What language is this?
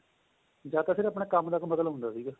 Punjabi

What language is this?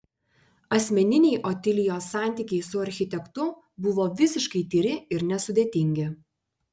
Lithuanian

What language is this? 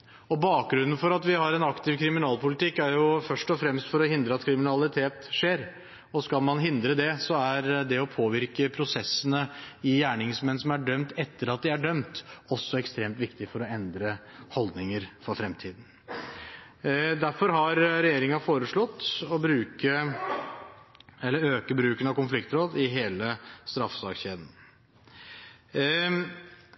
Norwegian Bokmål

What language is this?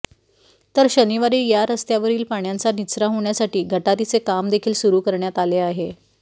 Marathi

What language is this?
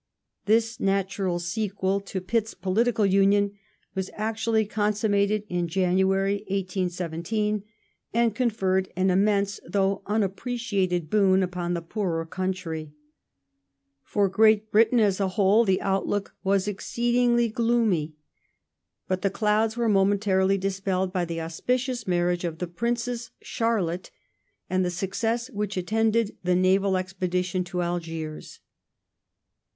English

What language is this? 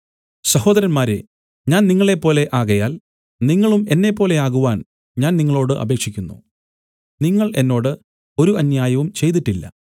Malayalam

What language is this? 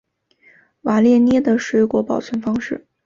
Chinese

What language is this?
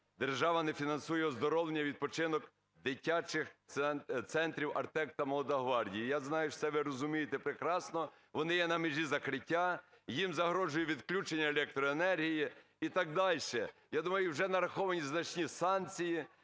Ukrainian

